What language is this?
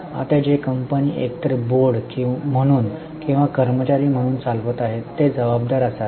Marathi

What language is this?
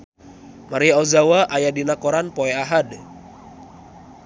Sundanese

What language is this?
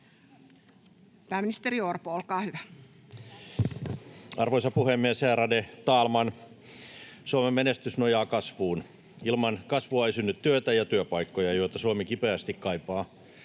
Finnish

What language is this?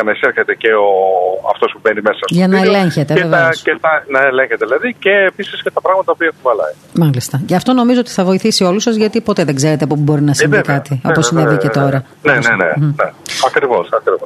Greek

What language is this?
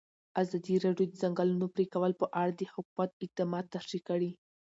Pashto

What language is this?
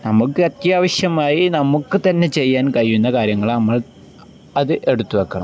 Malayalam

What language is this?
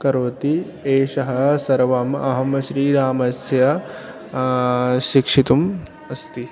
Sanskrit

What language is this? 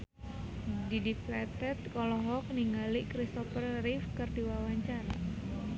Sundanese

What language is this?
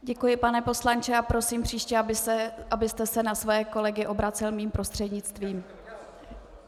Czech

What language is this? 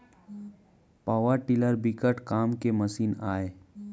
Chhattisgarhi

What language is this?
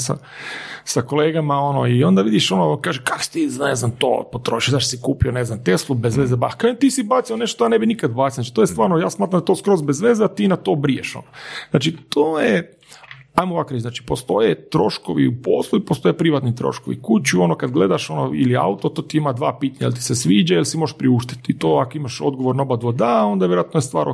Croatian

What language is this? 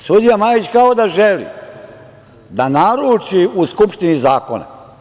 Serbian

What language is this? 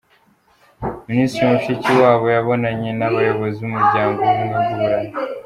Kinyarwanda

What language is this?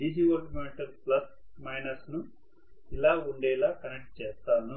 Telugu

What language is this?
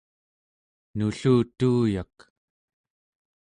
Central Yupik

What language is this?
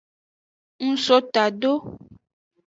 Aja (Benin)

